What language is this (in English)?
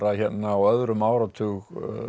Icelandic